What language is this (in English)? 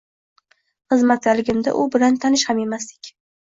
Uzbek